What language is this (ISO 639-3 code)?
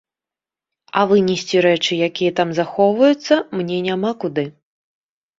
bel